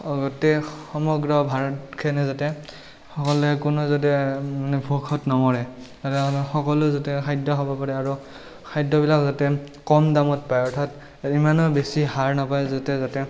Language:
Assamese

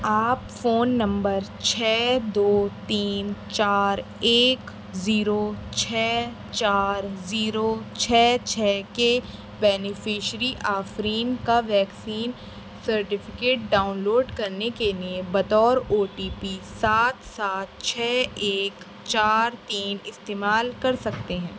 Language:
Urdu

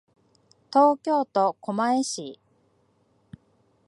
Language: Japanese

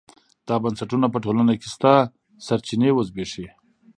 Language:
Pashto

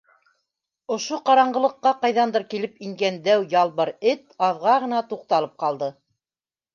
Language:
Bashkir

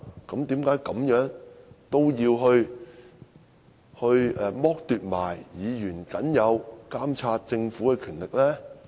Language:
Cantonese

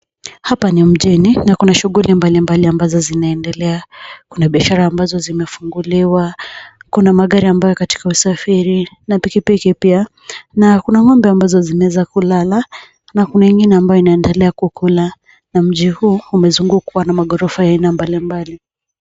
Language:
Swahili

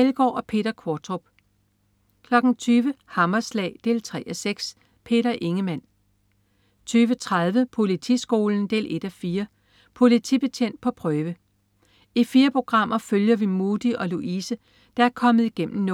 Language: Danish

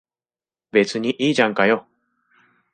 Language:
Japanese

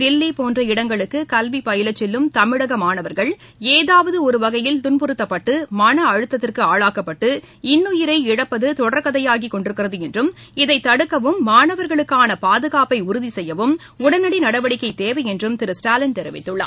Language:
Tamil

